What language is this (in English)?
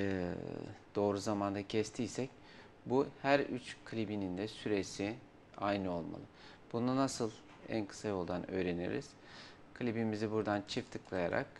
Turkish